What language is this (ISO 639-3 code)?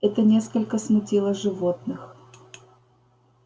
rus